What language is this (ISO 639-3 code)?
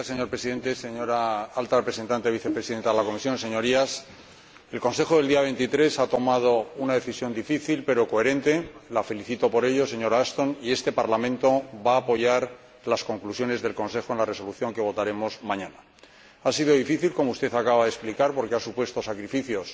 spa